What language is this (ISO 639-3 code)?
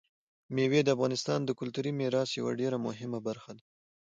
pus